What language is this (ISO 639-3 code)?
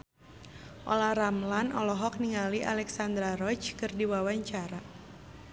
sun